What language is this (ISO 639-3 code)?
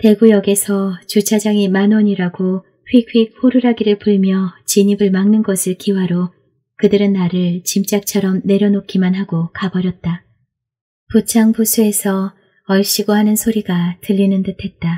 kor